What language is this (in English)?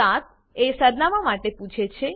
Gujarati